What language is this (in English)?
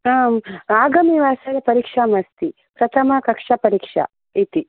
Sanskrit